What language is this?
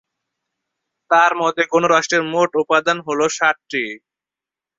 Bangla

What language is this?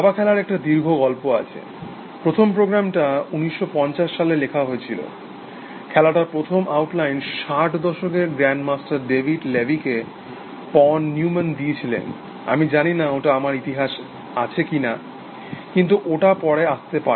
Bangla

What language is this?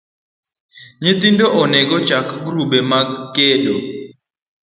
Luo (Kenya and Tanzania)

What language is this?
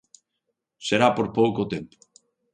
Galician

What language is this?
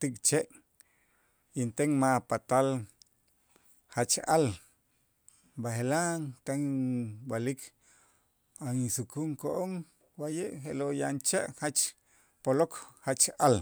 Itzá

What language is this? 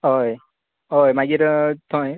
Konkani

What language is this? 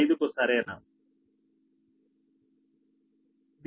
Telugu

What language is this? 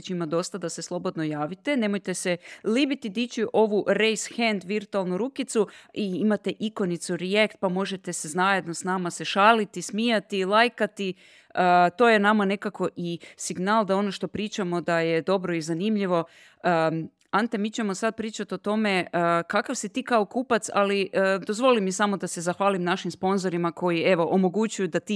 Croatian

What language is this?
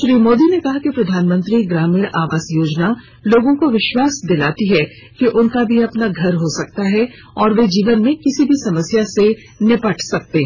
Hindi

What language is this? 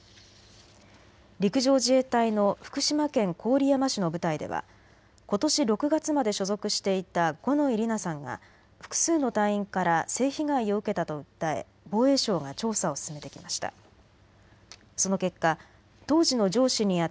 Japanese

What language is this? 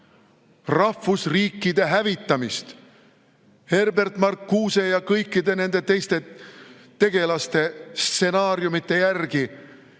Estonian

